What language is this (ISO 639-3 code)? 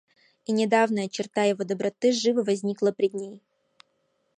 rus